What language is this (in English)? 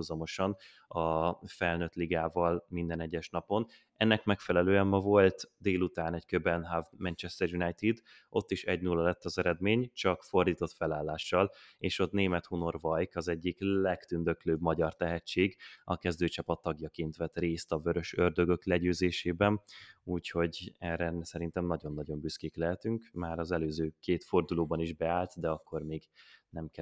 Hungarian